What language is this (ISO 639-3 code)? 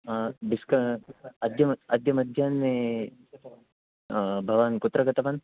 san